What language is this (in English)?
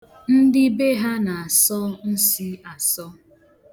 Igbo